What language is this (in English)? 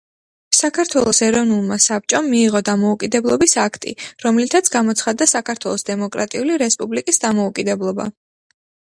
Georgian